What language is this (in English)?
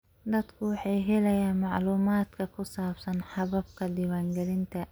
Somali